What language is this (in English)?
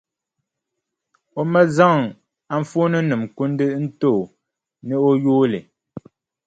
Dagbani